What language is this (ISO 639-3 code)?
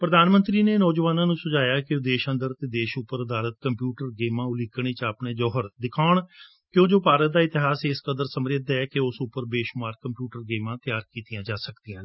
pan